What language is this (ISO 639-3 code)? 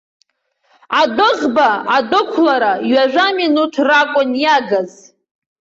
abk